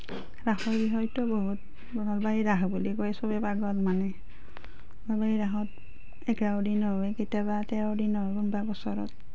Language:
Assamese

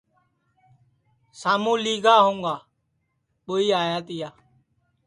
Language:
Sansi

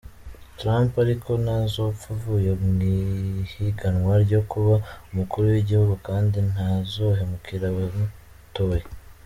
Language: Kinyarwanda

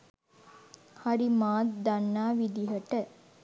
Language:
Sinhala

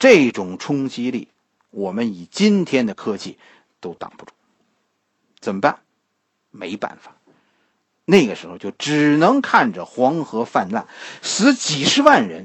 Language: Chinese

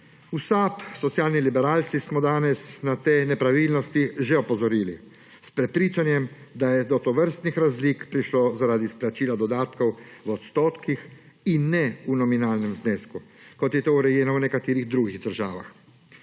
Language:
Slovenian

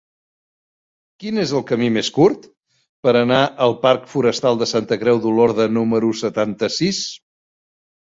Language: Catalan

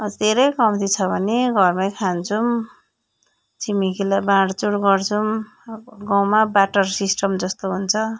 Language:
Nepali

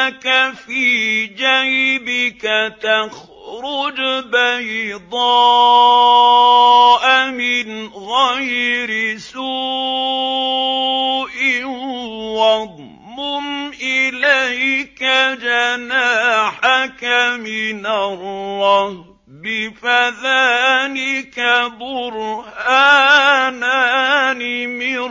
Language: Arabic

